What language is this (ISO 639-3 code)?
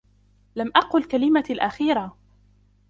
ara